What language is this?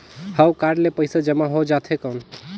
Chhattisgarhi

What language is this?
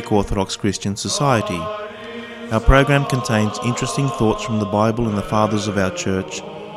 Greek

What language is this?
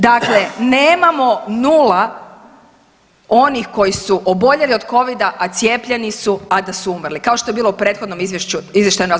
Croatian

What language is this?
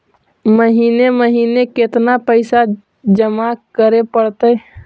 Magahi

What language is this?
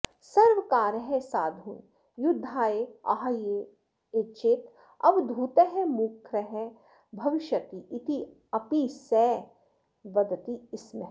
Sanskrit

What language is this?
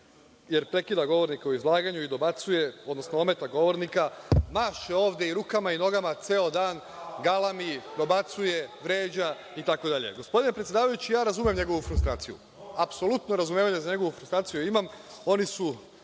Serbian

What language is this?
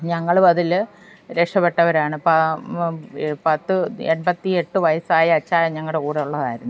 Malayalam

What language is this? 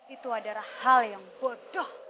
Indonesian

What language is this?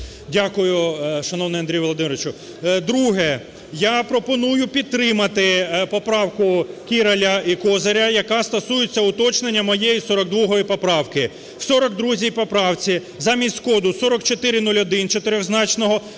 Ukrainian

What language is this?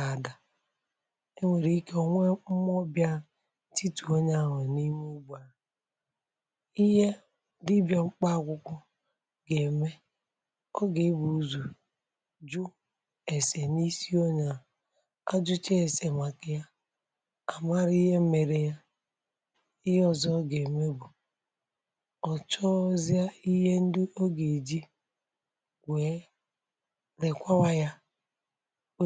Igbo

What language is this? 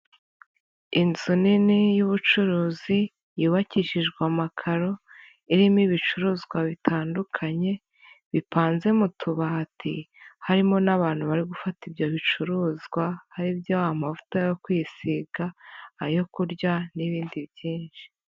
Kinyarwanda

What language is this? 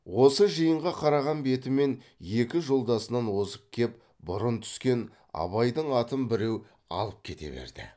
Kazakh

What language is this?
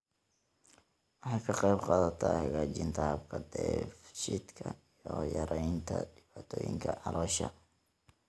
Somali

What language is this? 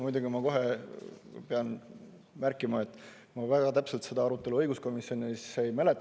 Estonian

